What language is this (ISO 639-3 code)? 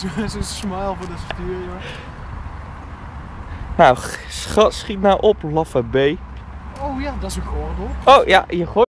nld